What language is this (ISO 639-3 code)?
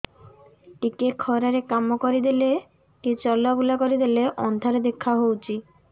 ori